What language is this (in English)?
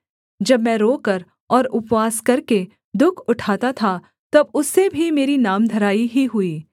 Hindi